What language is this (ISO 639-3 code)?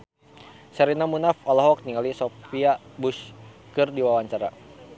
sun